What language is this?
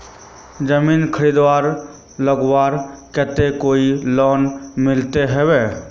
Magahi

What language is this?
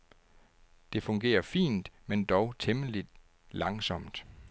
Danish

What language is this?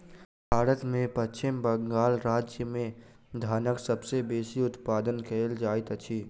Maithili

